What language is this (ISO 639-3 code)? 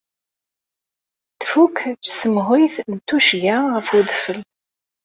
kab